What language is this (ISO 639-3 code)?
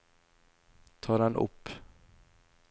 nor